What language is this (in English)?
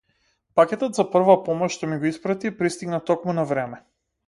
Macedonian